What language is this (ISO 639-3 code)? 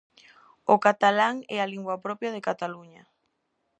glg